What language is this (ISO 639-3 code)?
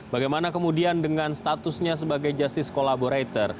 ind